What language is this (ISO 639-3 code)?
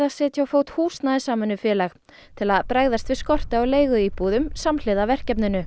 isl